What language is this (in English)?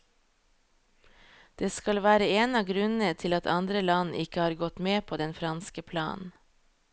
Norwegian